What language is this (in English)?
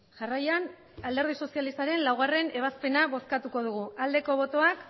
Basque